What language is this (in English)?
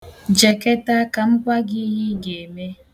Igbo